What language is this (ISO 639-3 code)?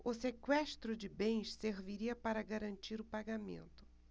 por